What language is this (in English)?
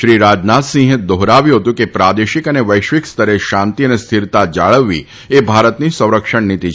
Gujarati